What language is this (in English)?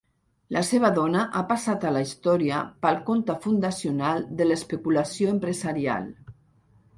Catalan